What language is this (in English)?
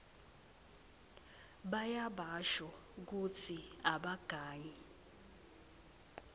Swati